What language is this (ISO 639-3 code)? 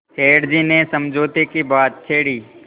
hin